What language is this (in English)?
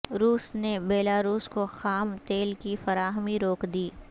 Urdu